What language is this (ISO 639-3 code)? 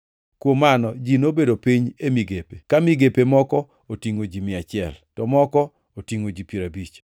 luo